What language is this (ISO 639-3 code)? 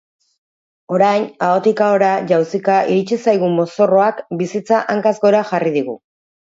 eus